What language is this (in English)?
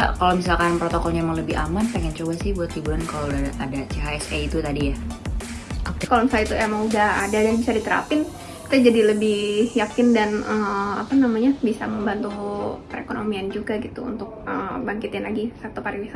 Indonesian